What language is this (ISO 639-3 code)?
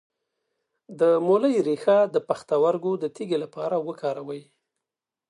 pus